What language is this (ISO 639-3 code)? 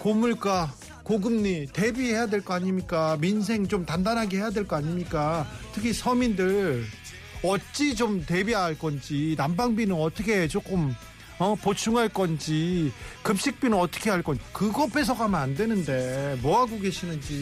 kor